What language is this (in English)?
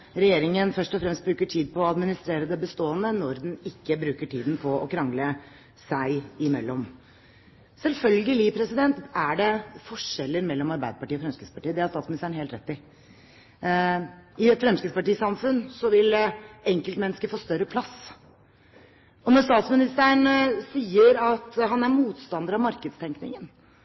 Norwegian Bokmål